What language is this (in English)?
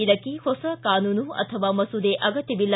Kannada